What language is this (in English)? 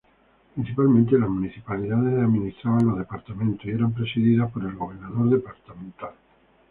Spanish